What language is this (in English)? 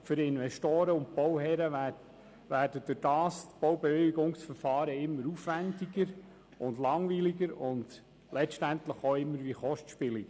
Swiss German